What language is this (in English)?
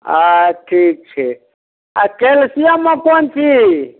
Maithili